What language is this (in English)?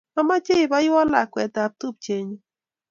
Kalenjin